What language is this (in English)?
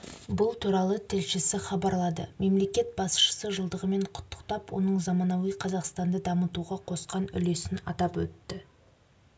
Kazakh